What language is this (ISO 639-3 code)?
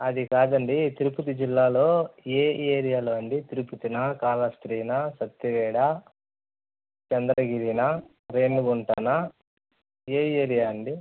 tel